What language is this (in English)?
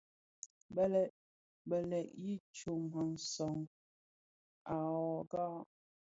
Bafia